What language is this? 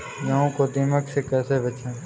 Hindi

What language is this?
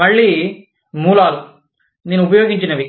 Telugu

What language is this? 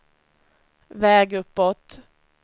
Swedish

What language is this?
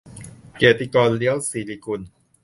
Thai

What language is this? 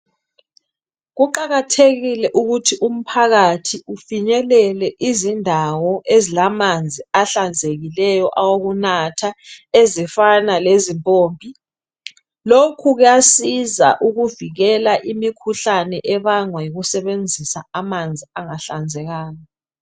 North Ndebele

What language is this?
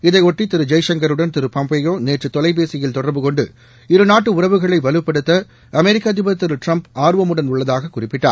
Tamil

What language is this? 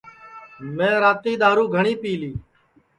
Sansi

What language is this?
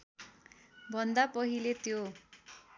Nepali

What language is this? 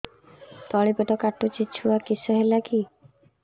Odia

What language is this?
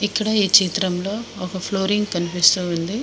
Telugu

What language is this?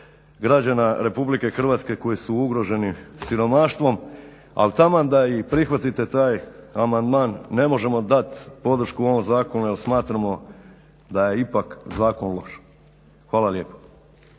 Croatian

